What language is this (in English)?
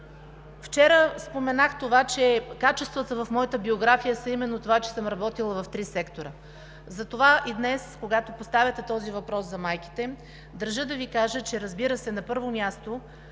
Bulgarian